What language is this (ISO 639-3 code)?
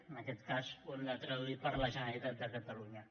cat